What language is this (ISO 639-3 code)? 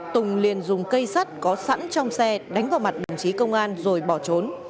vie